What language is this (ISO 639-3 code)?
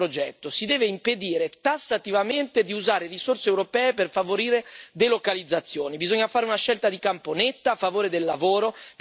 ita